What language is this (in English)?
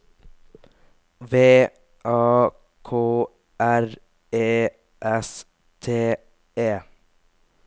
Norwegian